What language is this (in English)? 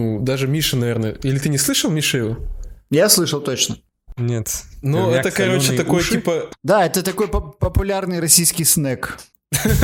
Russian